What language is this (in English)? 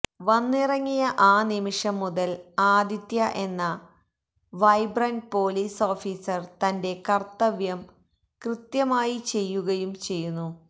Malayalam